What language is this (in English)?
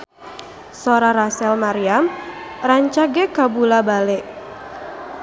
Sundanese